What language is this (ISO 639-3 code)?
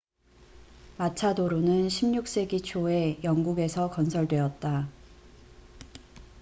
kor